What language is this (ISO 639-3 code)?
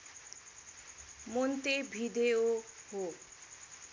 nep